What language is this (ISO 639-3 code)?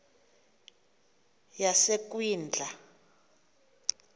xho